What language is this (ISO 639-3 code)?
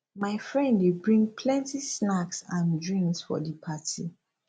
pcm